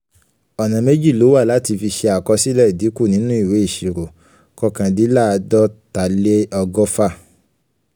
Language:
Yoruba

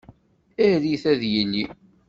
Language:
Kabyle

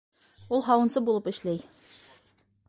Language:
Bashkir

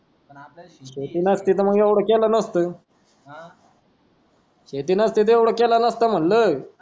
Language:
Marathi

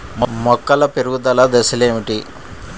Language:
Telugu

